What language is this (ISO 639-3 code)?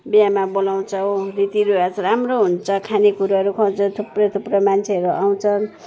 nep